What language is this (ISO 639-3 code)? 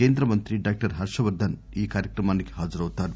tel